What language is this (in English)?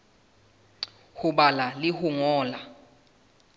Southern Sotho